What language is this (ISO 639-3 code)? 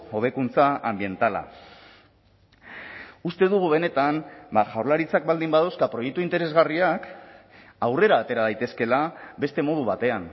eus